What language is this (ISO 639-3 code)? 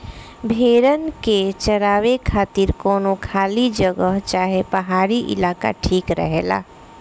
bho